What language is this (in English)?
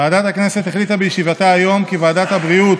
Hebrew